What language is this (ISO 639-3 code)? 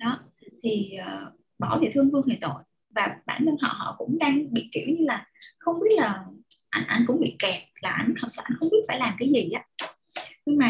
vie